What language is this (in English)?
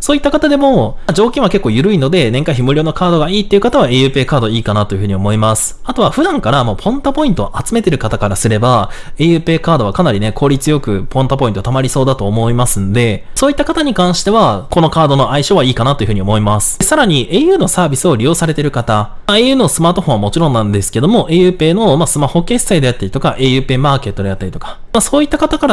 Japanese